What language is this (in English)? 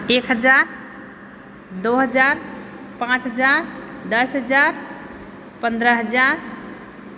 Maithili